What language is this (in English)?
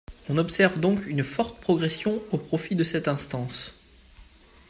French